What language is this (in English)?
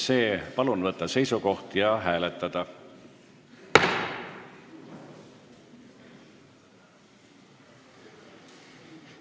Estonian